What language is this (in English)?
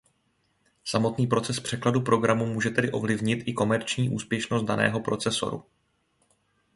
Czech